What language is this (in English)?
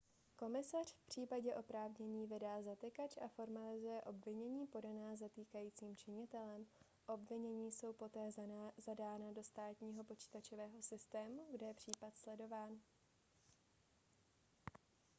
Czech